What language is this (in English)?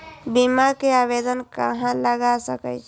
Maithili